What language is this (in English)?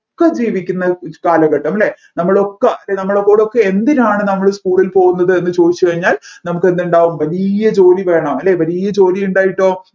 Malayalam